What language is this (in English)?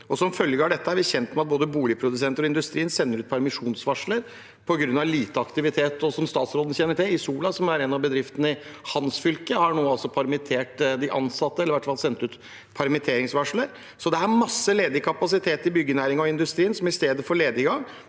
Norwegian